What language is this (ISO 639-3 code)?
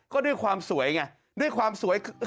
tha